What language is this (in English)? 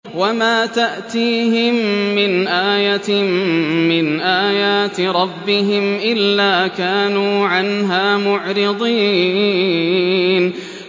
Arabic